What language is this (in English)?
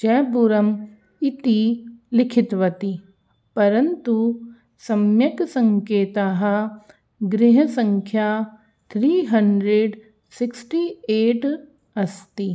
Sanskrit